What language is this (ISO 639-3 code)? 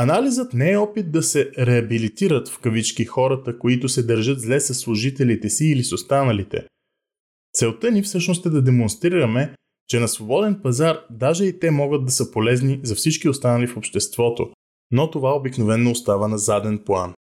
bul